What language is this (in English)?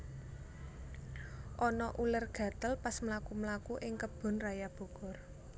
Javanese